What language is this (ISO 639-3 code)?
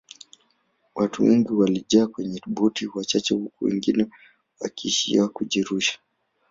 swa